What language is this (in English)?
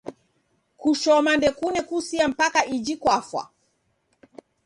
Taita